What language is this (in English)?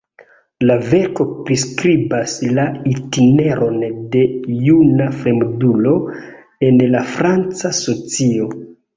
Esperanto